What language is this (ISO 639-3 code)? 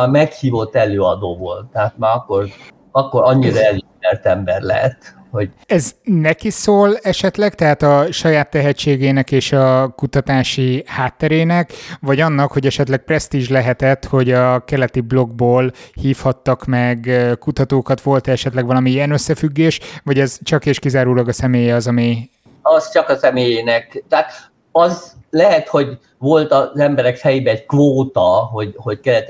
hun